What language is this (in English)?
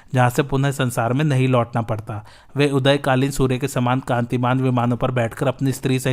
Hindi